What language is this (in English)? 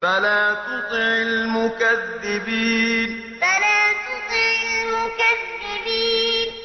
Arabic